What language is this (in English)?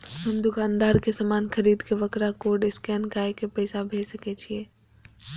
Maithili